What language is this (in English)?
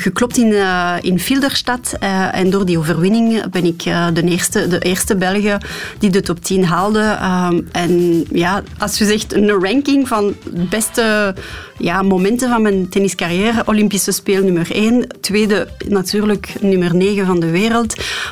Dutch